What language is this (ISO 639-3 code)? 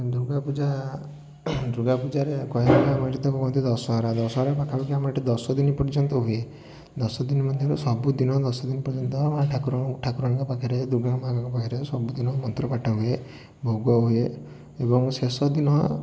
ori